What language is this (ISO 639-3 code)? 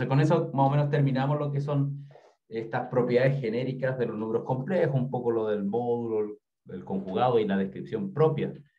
spa